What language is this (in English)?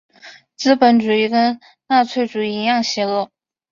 Chinese